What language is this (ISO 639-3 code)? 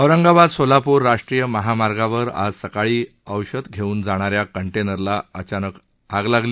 mar